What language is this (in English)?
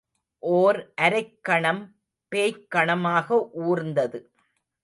Tamil